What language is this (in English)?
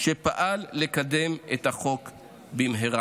Hebrew